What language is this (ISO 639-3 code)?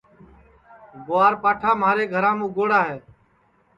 ssi